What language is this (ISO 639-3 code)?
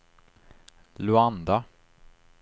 swe